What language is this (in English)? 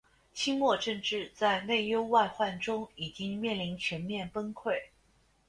Chinese